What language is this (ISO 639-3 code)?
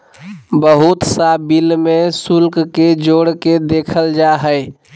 mag